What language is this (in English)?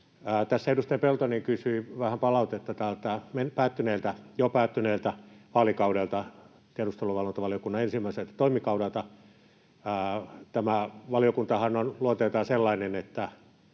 Finnish